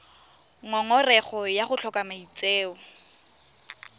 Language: Tswana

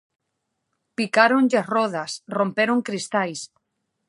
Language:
Galician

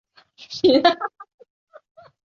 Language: Chinese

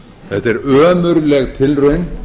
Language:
Icelandic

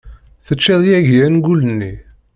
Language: Kabyle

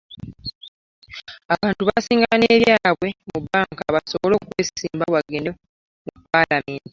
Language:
Ganda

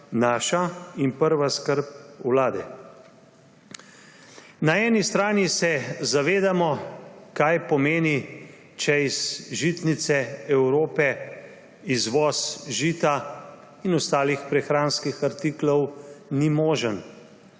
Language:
Slovenian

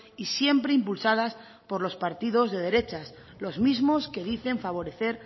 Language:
Spanish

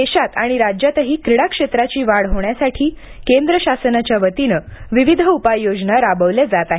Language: Marathi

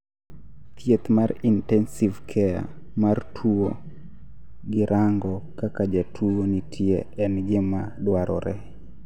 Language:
Luo (Kenya and Tanzania)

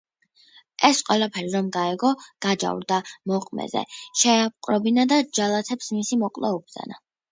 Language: Georgian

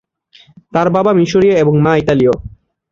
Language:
Bangla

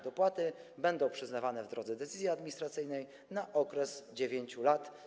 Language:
Polish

